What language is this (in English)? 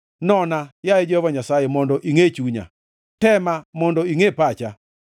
Luo (Kenya and Tanzania)